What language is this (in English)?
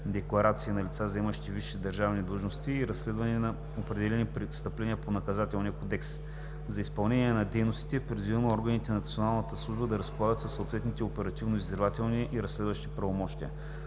Bulgarian